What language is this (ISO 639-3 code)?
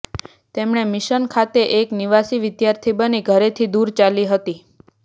guj